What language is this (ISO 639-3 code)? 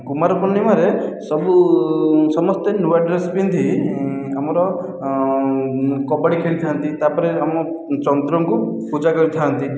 ori